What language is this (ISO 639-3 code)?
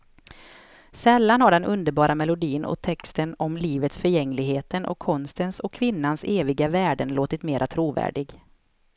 swe